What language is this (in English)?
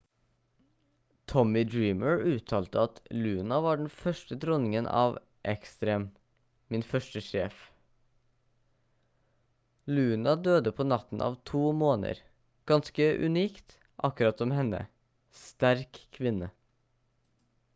Norwegian Bokmål